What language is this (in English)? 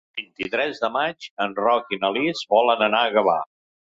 Catalan